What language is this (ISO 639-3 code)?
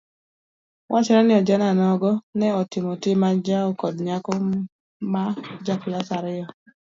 luo